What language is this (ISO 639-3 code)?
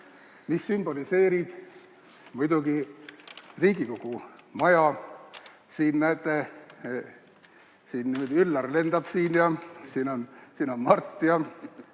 est